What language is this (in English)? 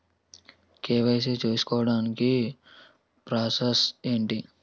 Telugu